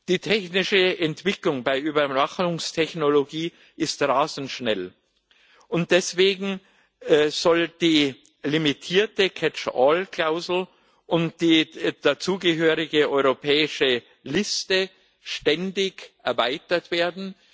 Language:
German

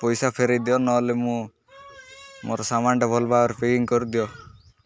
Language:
Odia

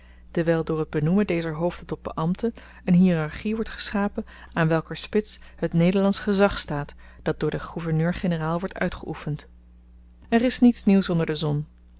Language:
Dutch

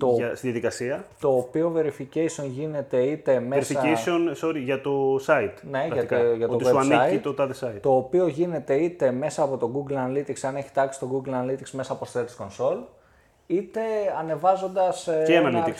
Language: Greek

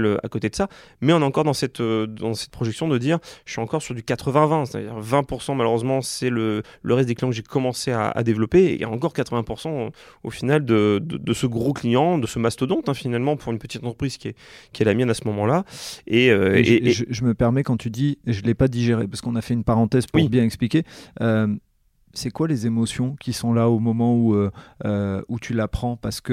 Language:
French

